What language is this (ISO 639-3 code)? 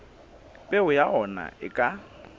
sot